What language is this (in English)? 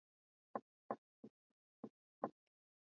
Swahili